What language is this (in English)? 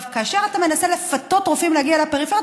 Hebrew